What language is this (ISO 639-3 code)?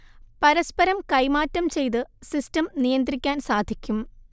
mal